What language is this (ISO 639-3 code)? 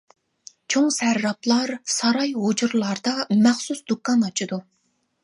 uig